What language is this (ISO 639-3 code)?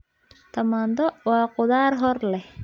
som